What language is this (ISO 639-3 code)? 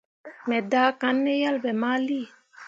mua